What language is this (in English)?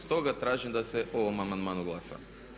Croatian